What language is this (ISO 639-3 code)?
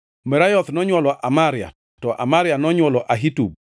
luo